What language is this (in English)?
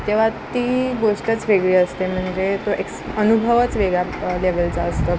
Marathi